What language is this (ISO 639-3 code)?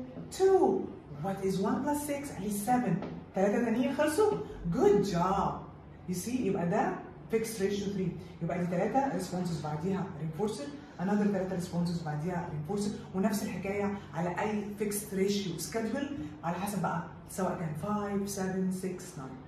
ara